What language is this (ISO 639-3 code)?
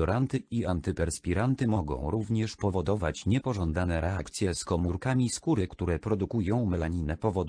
pol